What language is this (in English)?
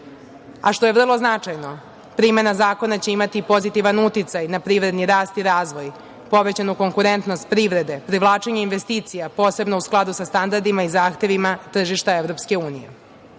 Serbian